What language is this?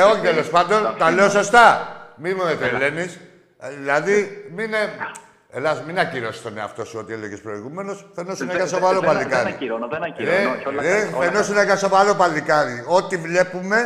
Greek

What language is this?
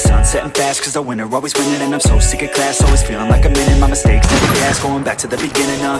English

